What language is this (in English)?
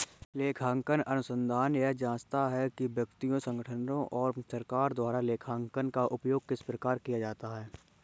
Hindi